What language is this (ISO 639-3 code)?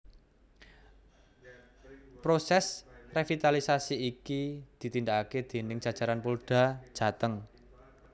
jav